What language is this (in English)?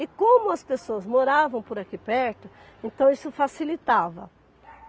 Portuguese